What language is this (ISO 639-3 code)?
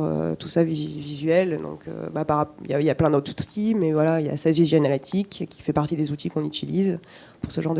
fra